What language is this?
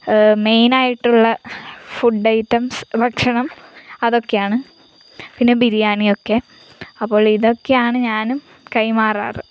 Malayalam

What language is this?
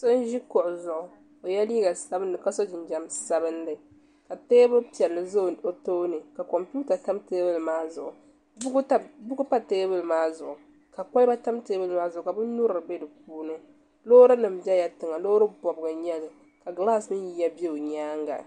Dagbani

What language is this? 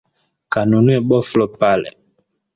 Swahili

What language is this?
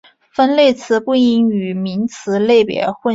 Chinese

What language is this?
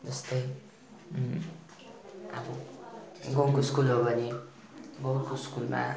Nepali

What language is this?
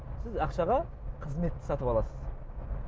Kazakh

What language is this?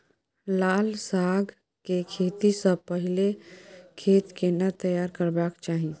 Maithili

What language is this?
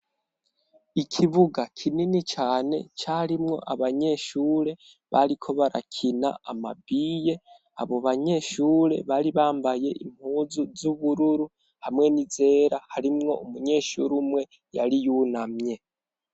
Rundi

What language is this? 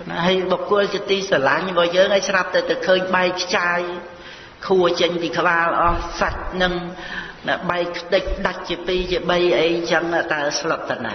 Khmer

